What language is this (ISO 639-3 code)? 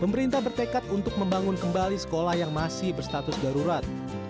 ind